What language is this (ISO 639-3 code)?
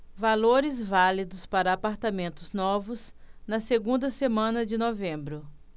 por